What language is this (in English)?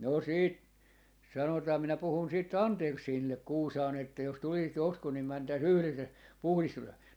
Finnish